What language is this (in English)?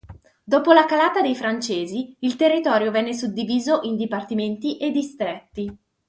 Italian